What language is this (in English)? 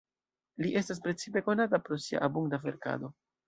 Esperanto